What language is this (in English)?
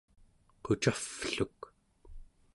Central Yupik